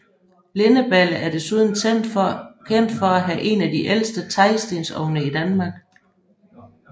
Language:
Danish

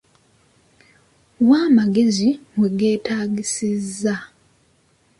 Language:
Ganda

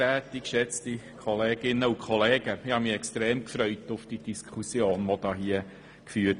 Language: Swiss German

